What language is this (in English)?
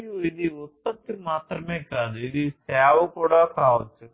Telugu